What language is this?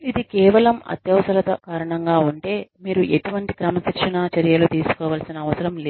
Telugu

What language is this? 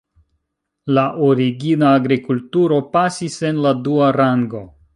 Esperanto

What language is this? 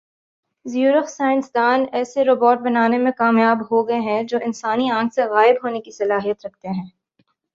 Urdu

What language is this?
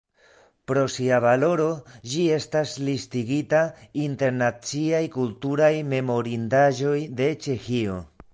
Esperanto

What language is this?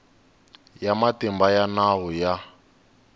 Tsonga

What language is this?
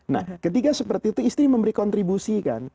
Indonesian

